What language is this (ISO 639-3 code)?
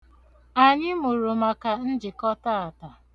ibo